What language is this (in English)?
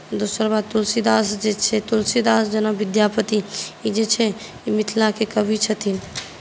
Maithili